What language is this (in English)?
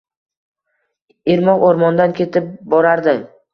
Uzbek